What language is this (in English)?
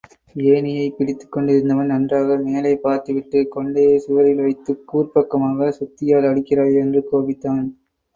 Tamil